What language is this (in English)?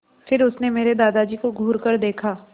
Hindi